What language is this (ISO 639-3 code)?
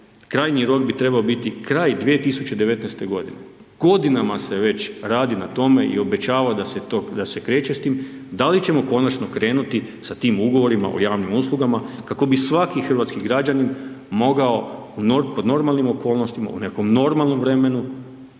hrv